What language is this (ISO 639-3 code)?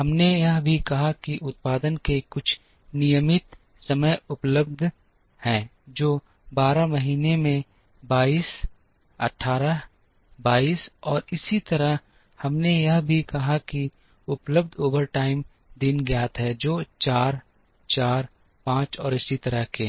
hin